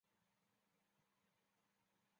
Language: Chinese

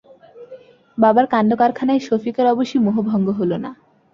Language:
Bangla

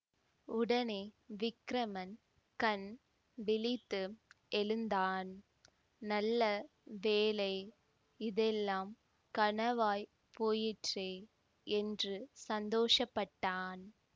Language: Tamil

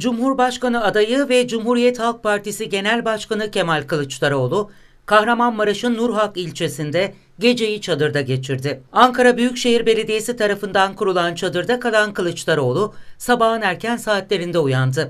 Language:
Turkish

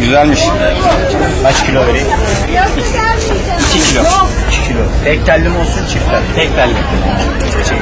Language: Turkish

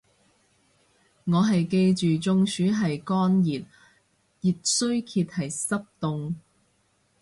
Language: Cantonese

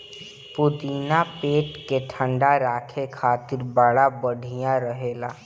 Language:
Bhojpuri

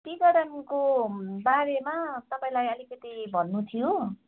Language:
Nepali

